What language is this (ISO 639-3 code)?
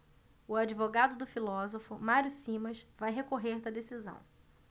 por